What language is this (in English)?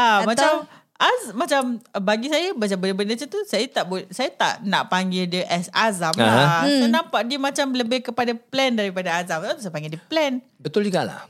Malay